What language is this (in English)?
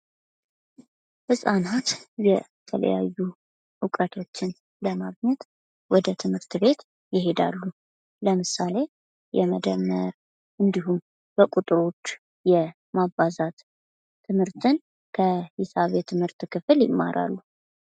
Amharic